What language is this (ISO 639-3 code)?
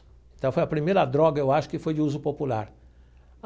por